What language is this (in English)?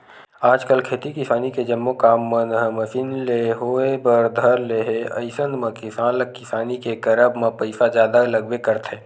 Chhattisgarhi